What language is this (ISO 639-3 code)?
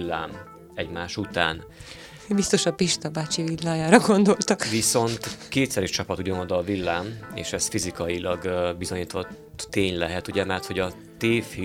hun